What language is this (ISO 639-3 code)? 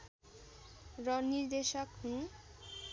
nep